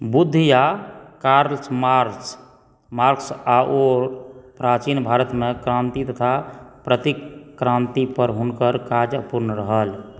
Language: Maithili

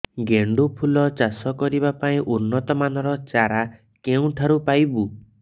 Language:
Odia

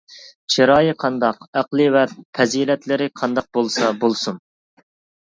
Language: Uyghur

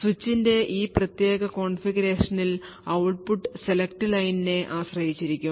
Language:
Malayalam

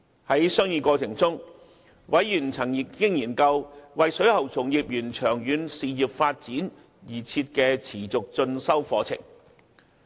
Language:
Cantonese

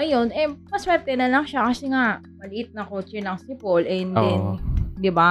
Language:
Filipino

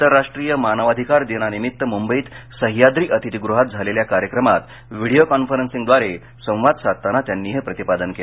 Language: Marathi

